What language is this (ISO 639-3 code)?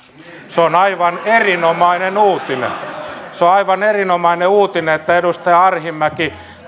fin